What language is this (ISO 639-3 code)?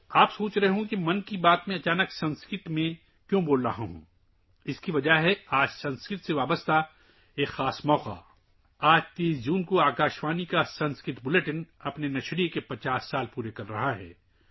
urd